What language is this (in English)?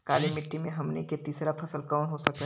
Bhojpuri